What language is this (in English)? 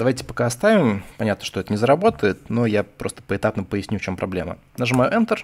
Russian